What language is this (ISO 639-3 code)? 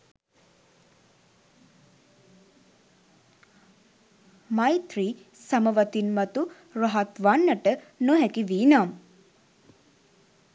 sin